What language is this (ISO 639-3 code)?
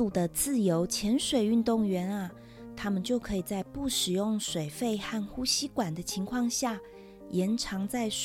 zho